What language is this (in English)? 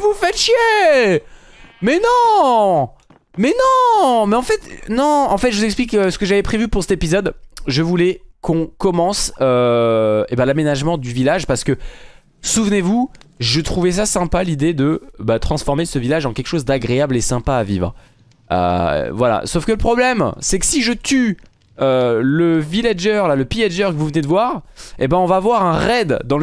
French